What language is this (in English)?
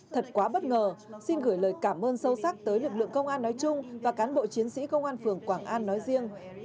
Vietnamese